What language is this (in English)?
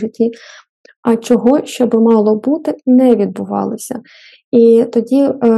Ukrainian